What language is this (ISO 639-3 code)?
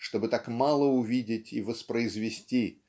rus